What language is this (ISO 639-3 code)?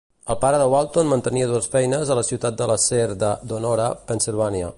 cat